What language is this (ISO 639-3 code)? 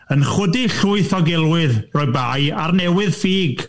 cym